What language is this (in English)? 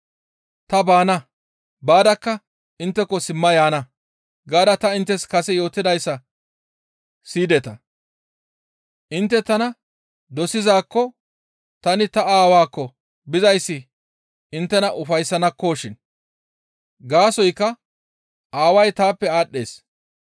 Gamo